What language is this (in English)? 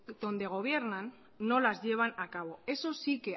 Spanish